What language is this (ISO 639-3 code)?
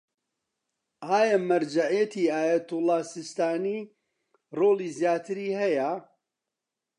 ckb